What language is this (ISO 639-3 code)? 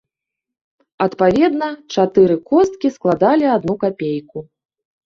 bel